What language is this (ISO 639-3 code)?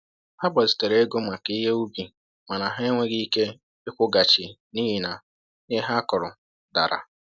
ibo